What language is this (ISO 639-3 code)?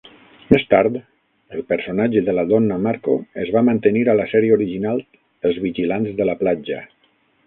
cat